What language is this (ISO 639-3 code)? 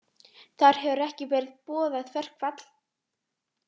isl